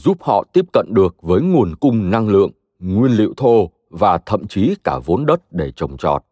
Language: Vietnamese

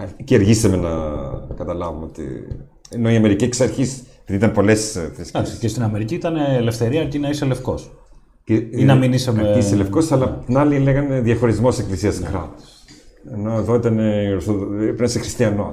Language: Greek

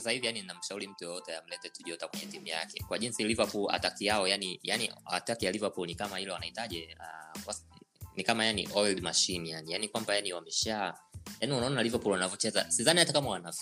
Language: Swahili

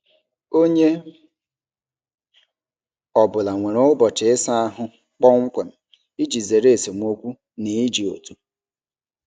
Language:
Igbo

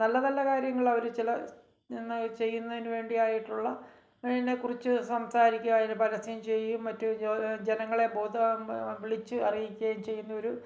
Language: Malayalam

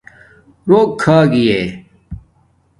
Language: Domaaki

